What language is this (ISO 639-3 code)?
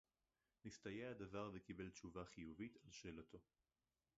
heb